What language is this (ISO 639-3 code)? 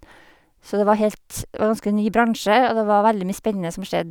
nor